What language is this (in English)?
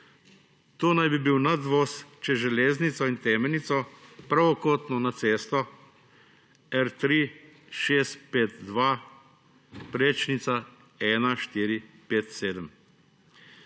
Slovenian